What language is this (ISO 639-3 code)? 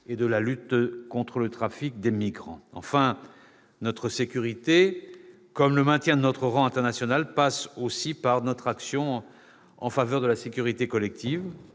fra